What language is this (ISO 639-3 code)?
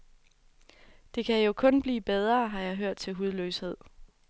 dan